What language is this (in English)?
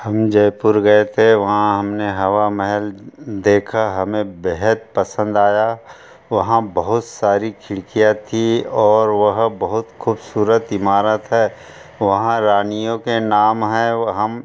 Hindi